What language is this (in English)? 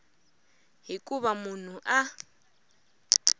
Tsonga